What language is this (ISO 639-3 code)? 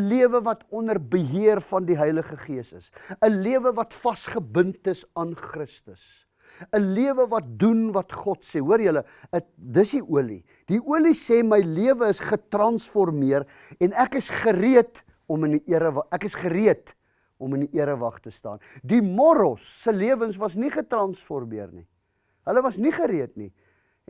nld